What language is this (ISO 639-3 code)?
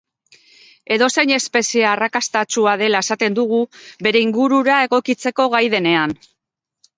eus